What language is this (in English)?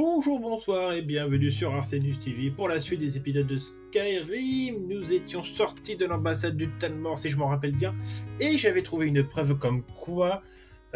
French